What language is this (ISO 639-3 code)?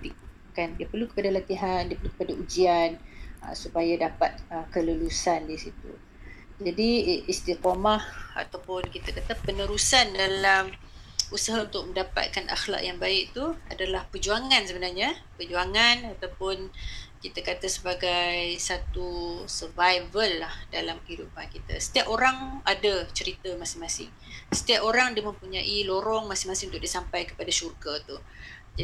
msa